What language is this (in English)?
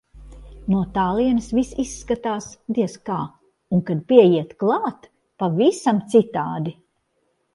Latvian